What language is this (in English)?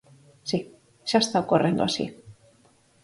Galician